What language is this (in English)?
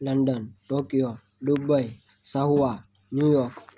Gujarati